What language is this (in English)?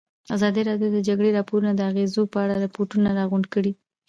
Pashto